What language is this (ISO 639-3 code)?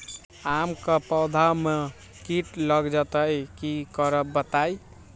mag